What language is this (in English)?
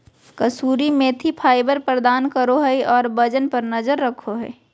Magahi